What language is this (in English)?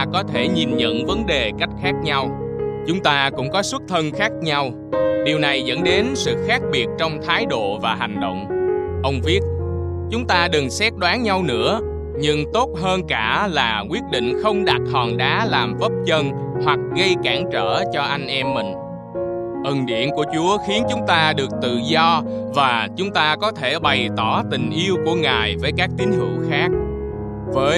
Vietnamese